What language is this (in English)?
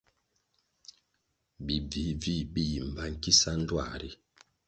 Kwasio